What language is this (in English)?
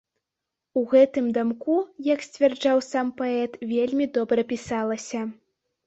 Belarusian